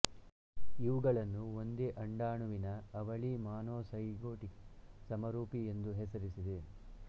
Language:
Kannada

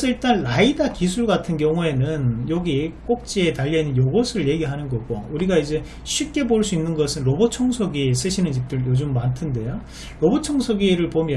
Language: Korean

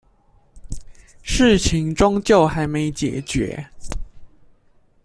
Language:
Chinese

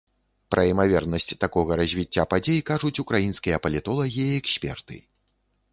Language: Belarusian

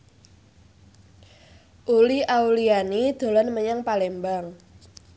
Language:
Javanese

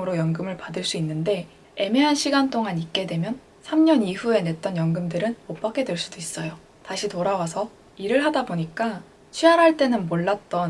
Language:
Korean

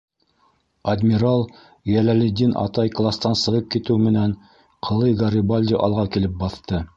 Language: Bashkir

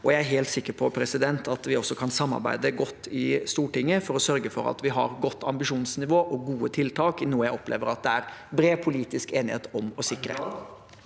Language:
Norwegian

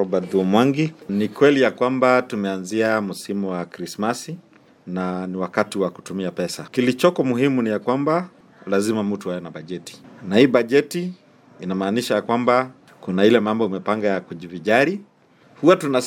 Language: Swahili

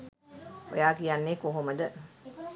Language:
Sinhala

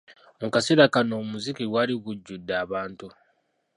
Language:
Ganda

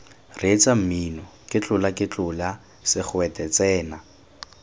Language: Tswana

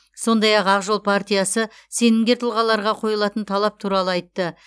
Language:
Kazakh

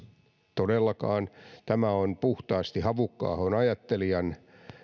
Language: Finnish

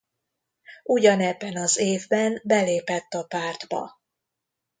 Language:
Hungarian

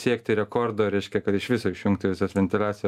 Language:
Lithuanian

